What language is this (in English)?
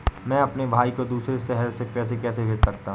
Hindi